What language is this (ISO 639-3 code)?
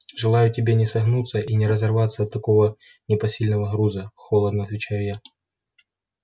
rus